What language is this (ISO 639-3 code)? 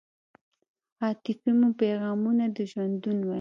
pus